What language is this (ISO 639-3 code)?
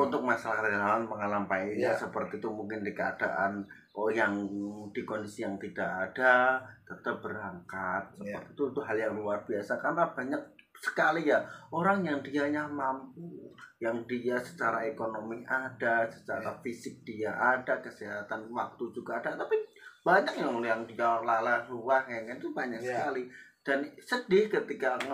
ind